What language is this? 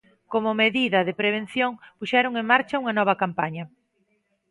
Galician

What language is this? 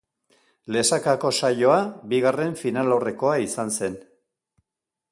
Basque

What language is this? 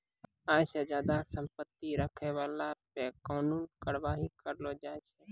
Maithili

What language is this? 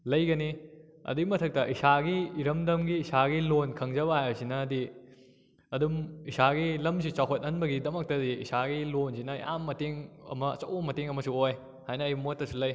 Manipuri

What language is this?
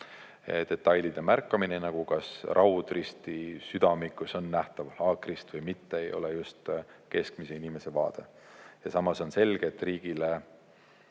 Estonian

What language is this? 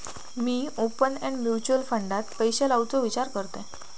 Marathi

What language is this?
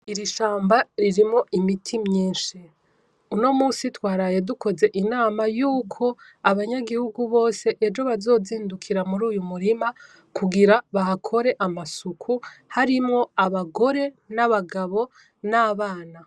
Rundi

